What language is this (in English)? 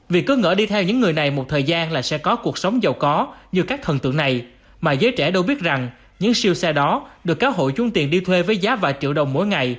Vietnamese